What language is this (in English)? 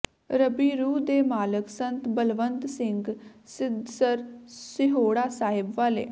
Punjabi